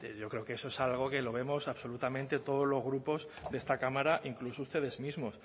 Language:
Spanish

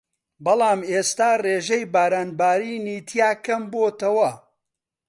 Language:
Central Kurdish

